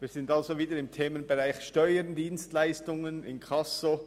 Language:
Swiss German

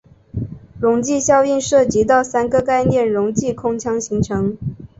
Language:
Chinese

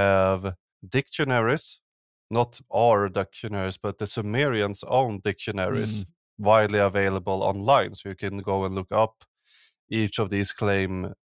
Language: English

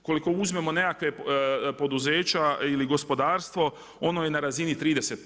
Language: Croatian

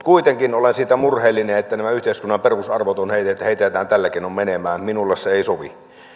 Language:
Finnish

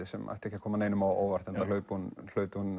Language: Icelandic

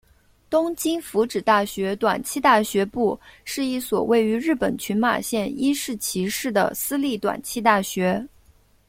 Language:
Chinese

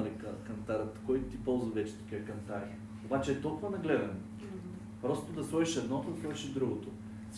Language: Bulgarian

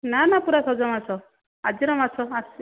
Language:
Odia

